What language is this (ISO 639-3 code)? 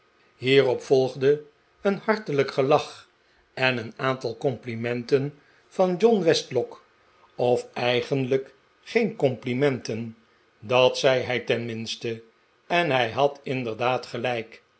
nld